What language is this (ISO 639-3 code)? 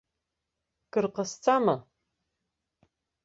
abk